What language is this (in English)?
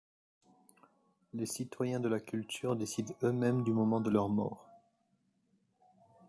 French